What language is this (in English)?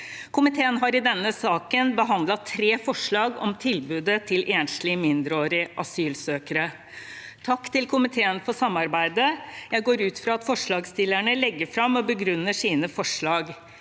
Norwegian